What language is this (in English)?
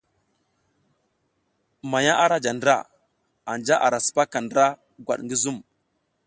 South Giziga